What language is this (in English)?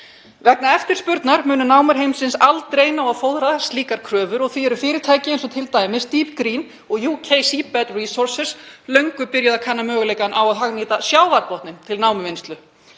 Icelandic